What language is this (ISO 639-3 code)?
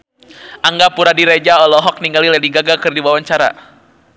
sun